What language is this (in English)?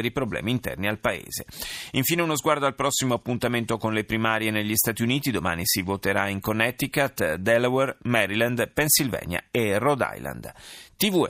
Italian